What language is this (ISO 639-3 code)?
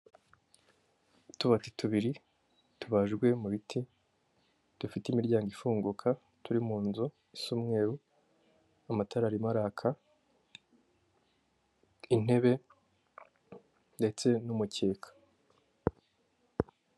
kin